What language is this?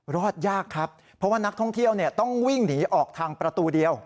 Thai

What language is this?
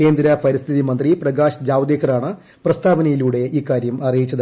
Malayalam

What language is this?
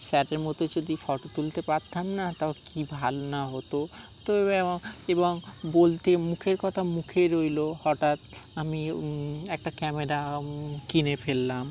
Bangla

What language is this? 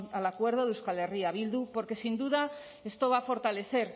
Spanish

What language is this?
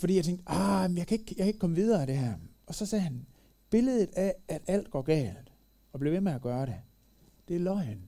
Danish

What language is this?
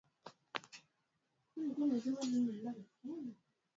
Swahili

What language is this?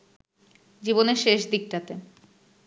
Bangla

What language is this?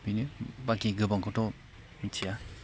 Bodo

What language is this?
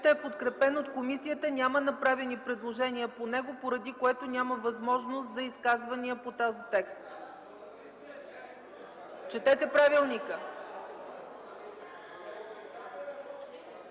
Bulgarian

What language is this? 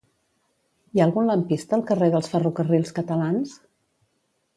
Catalan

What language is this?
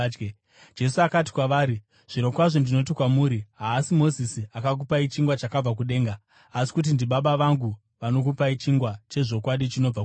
Shona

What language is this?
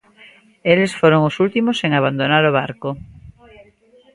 Galician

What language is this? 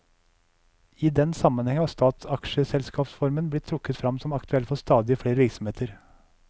Norwegian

